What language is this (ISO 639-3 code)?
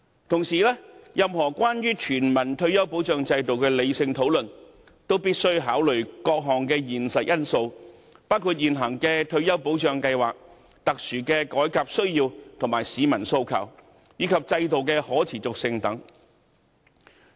yue